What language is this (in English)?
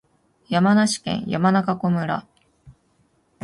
Japanese